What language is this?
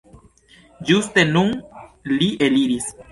Esperanto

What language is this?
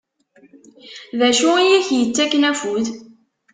Kabyle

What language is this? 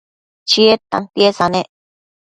Matsés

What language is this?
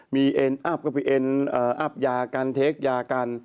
Thai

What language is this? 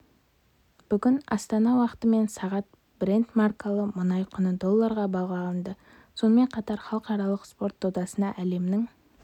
Kazakh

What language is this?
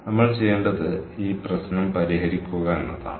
Malayalam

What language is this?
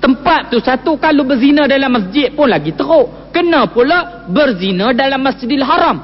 Malay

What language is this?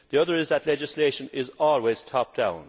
English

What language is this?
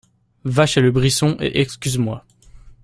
French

